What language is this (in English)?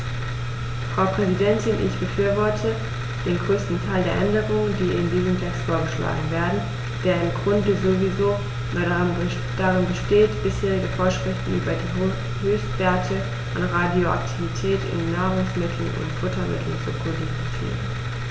German